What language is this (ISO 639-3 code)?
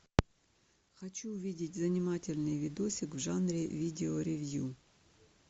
rus